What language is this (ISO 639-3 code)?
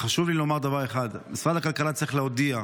heb